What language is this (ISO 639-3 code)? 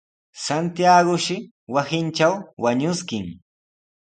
qws